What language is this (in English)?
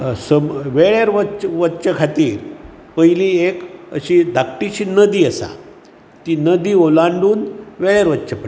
Konkani